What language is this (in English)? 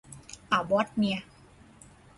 Thai